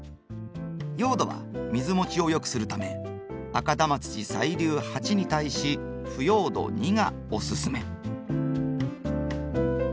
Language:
Japanese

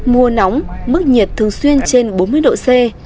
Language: Vietnamese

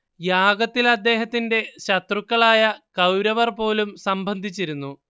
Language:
Malayalam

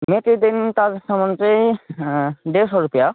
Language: Nepali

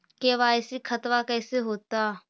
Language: Magahi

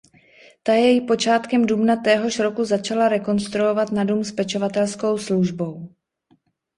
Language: Czech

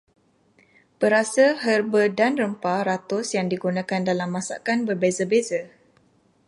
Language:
Malay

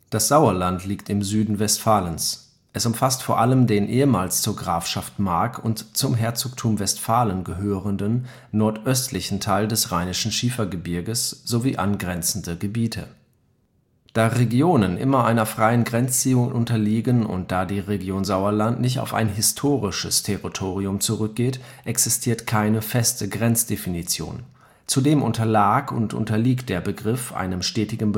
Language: German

